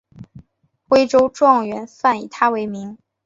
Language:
Chinese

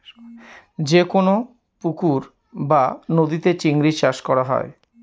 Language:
Bangla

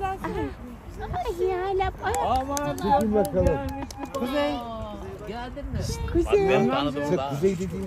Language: Turkish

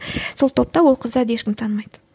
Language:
Kazakh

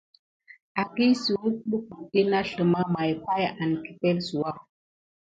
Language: Gidar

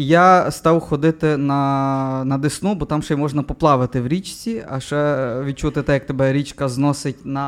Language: Ukrainian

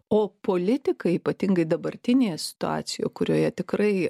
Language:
Lithuanian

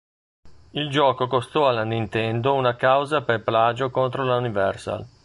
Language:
Italian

